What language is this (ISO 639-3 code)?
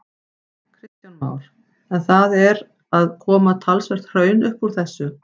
isl